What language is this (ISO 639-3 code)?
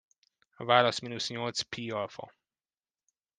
hun